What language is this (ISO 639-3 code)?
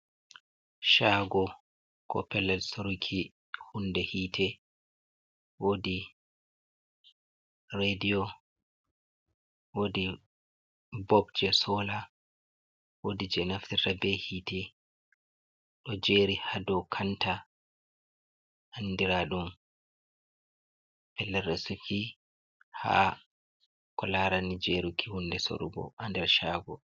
ful